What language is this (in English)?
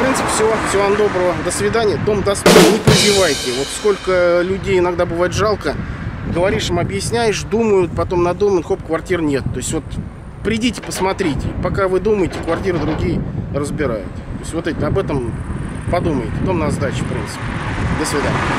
Russian